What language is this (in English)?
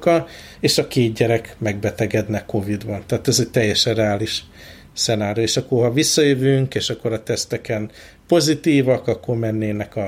Hungarian